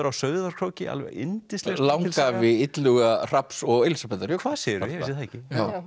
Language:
Icelandic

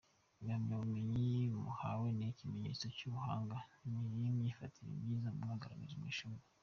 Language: Kinyarwanda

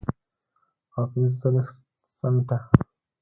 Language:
Pashto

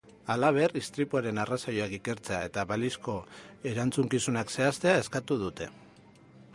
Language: Basque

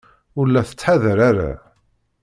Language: Kabyle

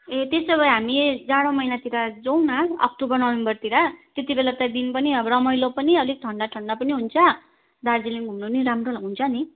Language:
Nepali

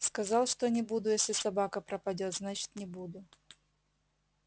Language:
Russian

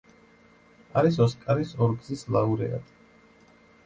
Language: Georgian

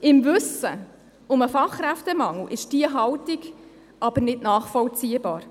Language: Swiss German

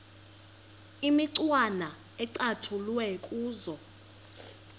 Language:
Xhosa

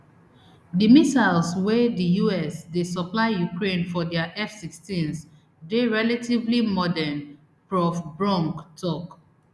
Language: Nigerian Pidgin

